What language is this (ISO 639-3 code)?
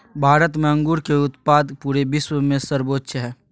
mag